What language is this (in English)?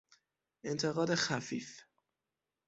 Persian